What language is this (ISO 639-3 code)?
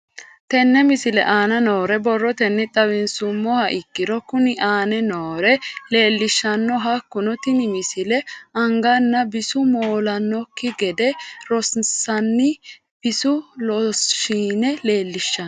sid